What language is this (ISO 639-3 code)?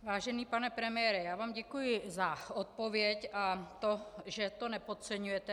ces